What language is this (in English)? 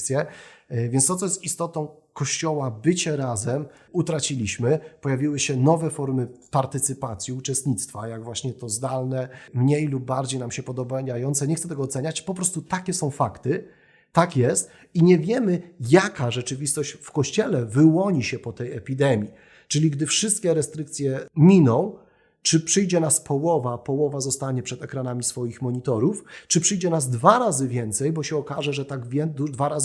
Polish